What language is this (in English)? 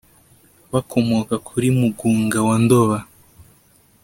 Kinyarwanda